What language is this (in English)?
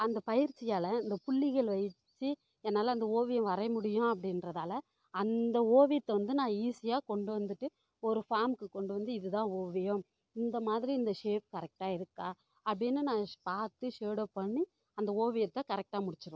Tamil